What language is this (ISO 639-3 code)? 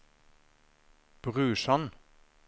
nor